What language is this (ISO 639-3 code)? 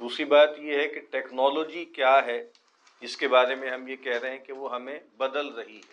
urd